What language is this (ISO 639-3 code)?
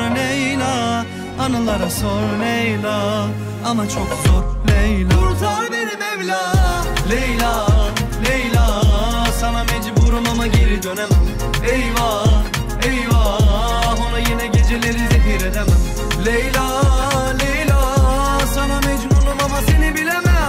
tur